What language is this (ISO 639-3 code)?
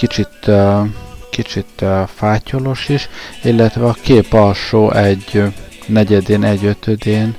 hun